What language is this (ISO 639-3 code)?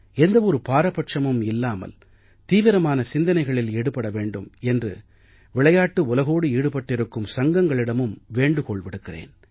tam